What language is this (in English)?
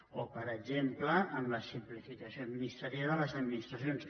Catalan